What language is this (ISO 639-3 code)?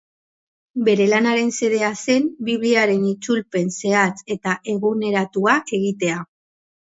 eus